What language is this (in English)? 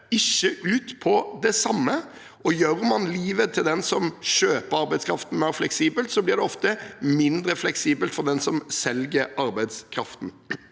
Norwegian